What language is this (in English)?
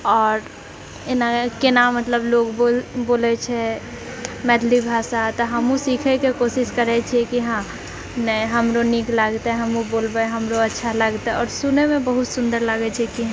Maithili